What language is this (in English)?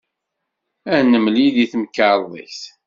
Kabyle